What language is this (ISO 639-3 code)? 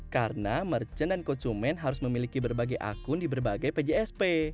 ind